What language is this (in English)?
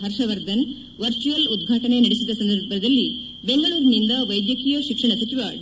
Kannada